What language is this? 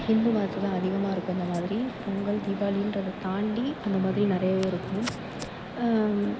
Tamil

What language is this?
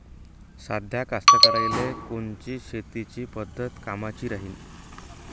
Marathi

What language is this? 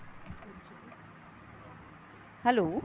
Punjabi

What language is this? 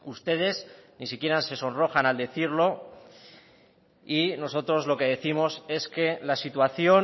Spanish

